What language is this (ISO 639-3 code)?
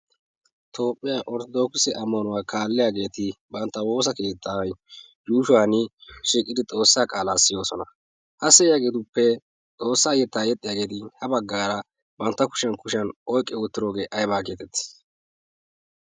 wal